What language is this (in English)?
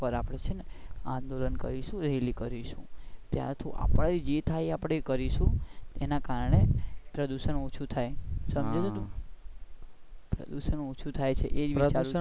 Gujarati